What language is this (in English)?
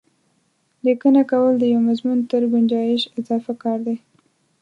Pashto